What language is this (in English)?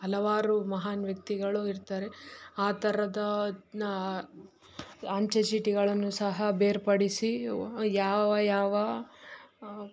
Kannada